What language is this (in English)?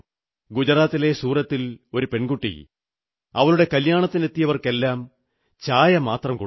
Malayalam